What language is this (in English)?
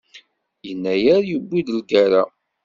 Kabyle